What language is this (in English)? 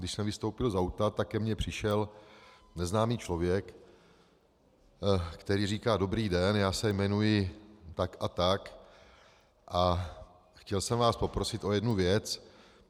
Czech